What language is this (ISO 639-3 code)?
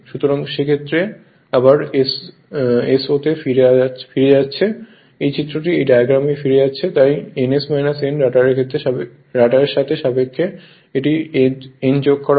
ben